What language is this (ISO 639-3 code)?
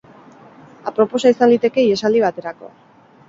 eus